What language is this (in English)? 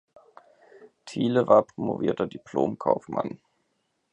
German